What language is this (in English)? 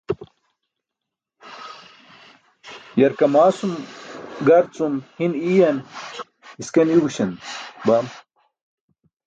Burushaski